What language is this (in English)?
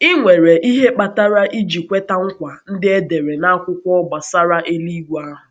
Igbo